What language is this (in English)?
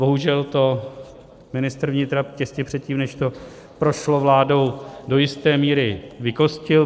Czech